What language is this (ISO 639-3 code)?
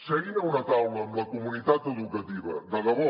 cat